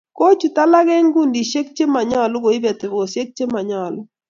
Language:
Kalenjin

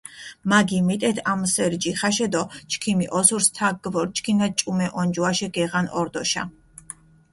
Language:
Mingrelian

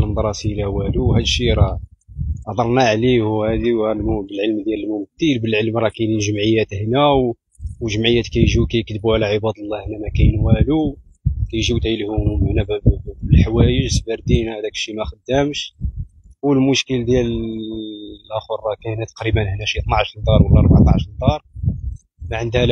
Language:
Arabic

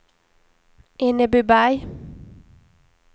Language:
Swedish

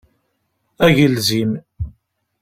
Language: Kabyle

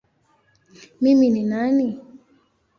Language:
Swahili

